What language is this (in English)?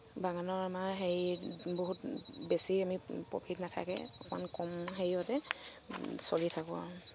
Assamese